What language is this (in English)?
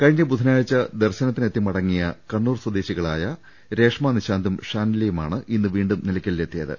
Malayalam